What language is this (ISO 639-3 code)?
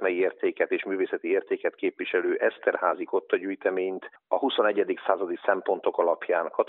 hun